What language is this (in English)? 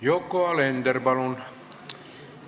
Estonian